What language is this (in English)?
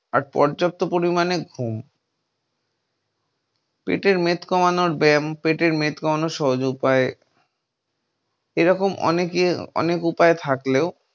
Bangla